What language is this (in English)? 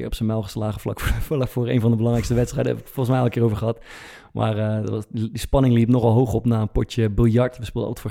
Dutch